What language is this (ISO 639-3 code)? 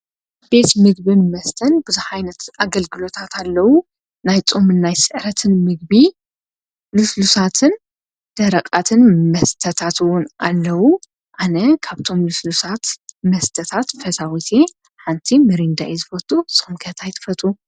tir